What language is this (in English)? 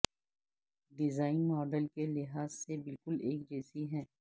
Urdu